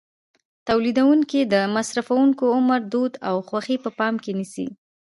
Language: Pashto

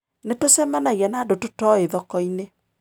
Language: Kikuyu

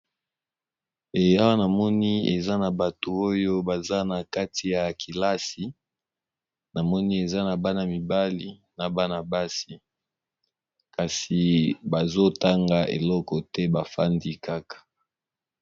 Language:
Lingala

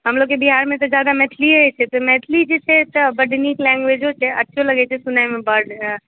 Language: Maithili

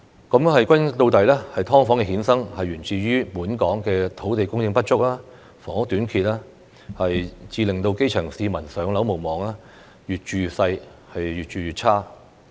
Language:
Cantonese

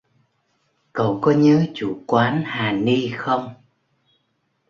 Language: Vietnamese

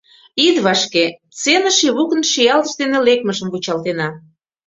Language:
Mari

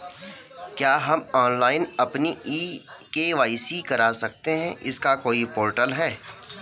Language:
Hindi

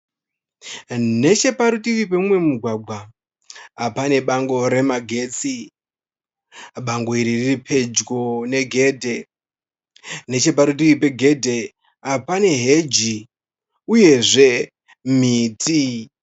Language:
Shona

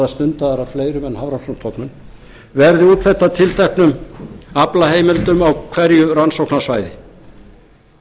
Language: Icelandic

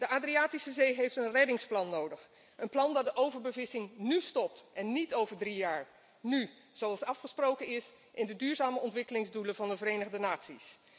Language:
Dutch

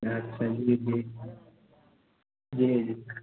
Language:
Maithili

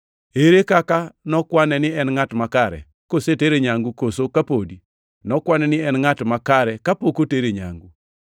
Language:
Luo (Kenya and Tanzania)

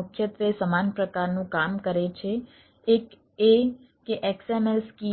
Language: Gujarati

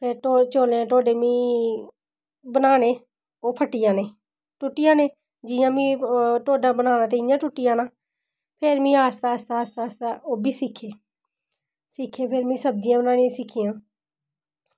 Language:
Dogri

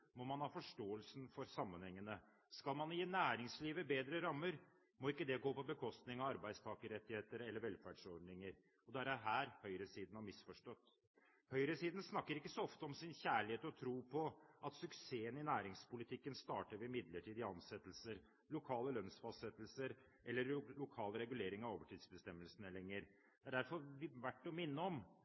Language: Norwegian Bokmål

